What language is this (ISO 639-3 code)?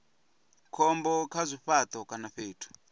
ven